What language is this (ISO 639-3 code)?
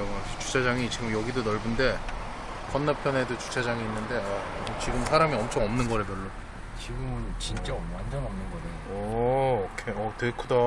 kor